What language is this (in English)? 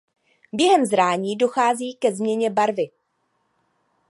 Czech